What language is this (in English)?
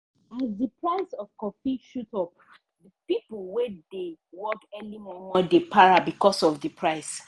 Nigerian Pidgin